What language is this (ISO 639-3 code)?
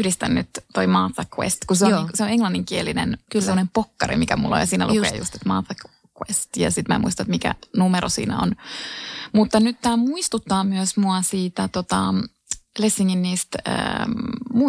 fin